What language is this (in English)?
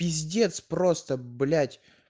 Russian